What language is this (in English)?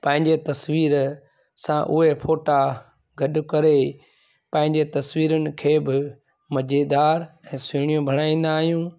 Sindhi